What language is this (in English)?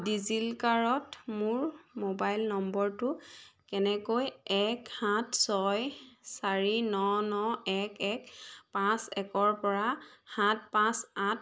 Assamese